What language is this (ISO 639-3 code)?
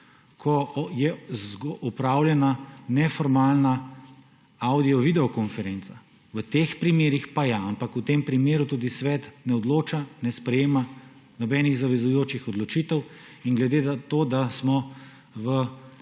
slv